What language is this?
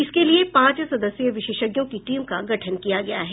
Hindi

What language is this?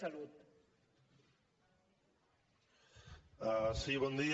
Catalan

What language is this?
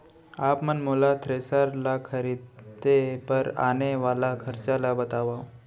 Chhattisgarhi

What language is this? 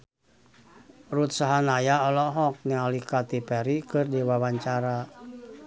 Sundanese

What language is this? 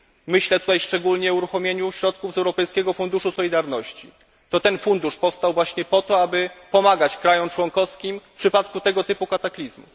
Polish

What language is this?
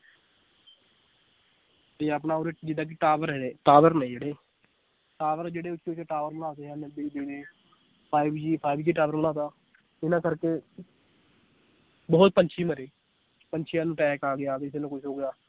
Punjabi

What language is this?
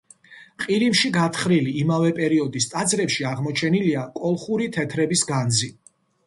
Georgian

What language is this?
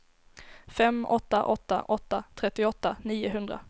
Swedish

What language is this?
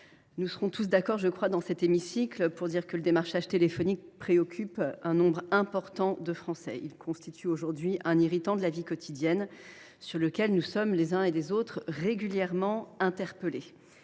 French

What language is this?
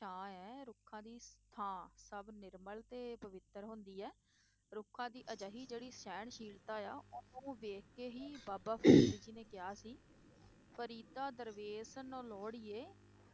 Punjabi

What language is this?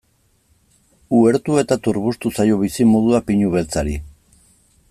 Basque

